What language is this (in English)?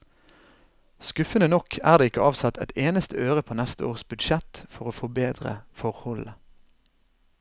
Norwegian